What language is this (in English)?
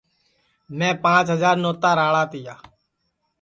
Sansi